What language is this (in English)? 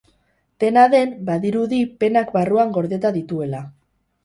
Basque